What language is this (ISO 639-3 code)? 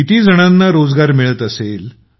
mar